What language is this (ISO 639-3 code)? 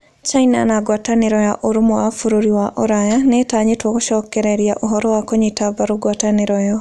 kik